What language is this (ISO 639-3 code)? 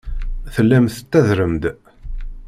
kab